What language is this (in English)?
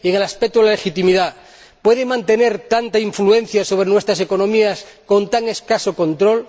Spanish